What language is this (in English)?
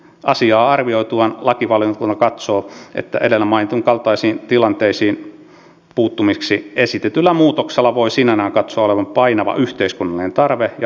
Finnish